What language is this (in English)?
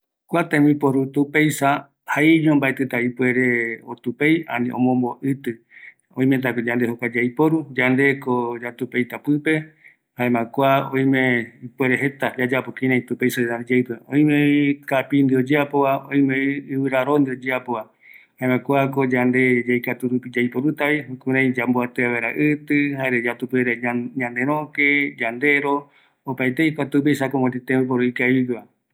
Eastern Bolivian Guaraní